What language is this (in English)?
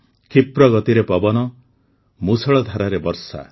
Odia